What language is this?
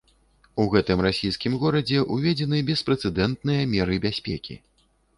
Belarusian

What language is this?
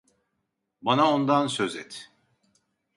Turkish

